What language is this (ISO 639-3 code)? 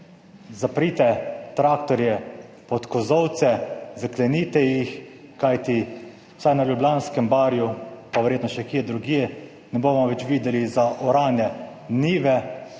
slv